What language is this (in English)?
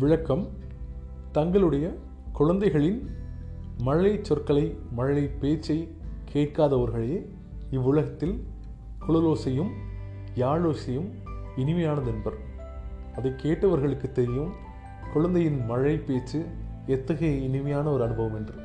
Tamil